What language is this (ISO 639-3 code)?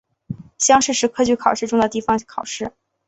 zho